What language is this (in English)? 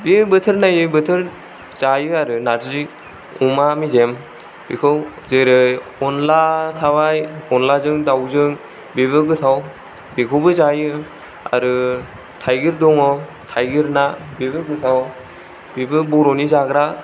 Bodo